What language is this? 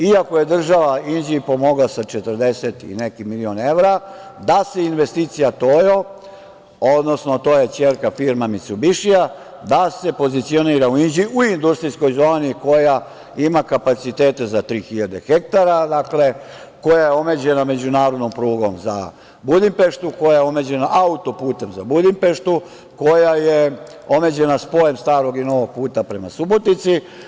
Serbian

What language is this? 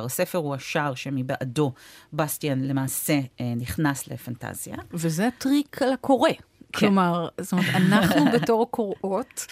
Hebrew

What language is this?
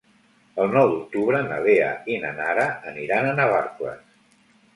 Catalan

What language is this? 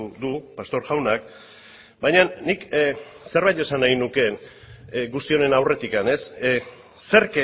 Basque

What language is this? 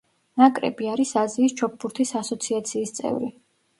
Georgian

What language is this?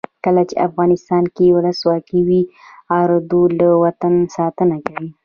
Pashto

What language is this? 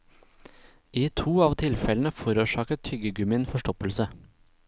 Norwegian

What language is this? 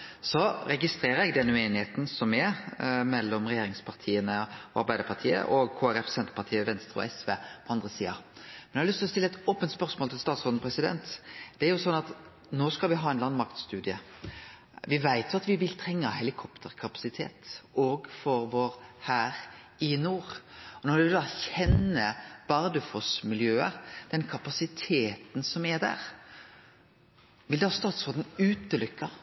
Norwegian Nynorsk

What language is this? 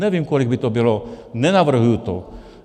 Czech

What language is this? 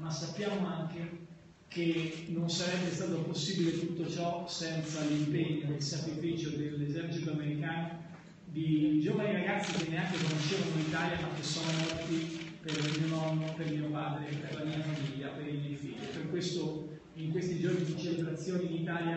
Italian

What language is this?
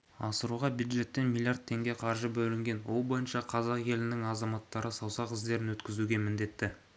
Kazakh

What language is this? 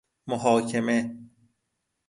Persian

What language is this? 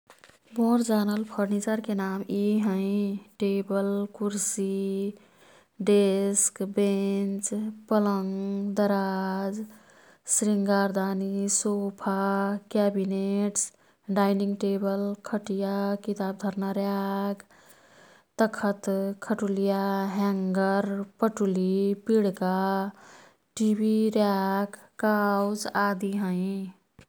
Kathoriya Tharu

